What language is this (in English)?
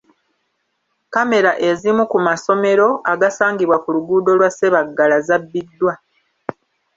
Ganda